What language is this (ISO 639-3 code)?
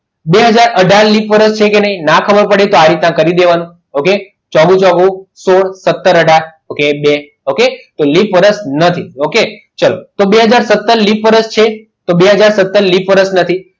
guj